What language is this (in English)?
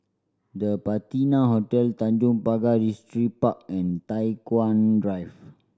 English